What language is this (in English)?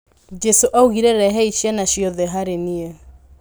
Kikuyu